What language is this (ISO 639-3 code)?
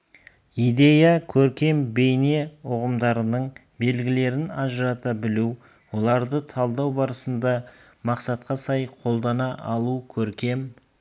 kaz